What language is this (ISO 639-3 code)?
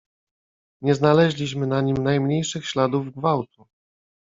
pol